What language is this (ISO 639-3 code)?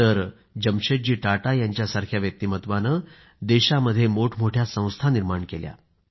mar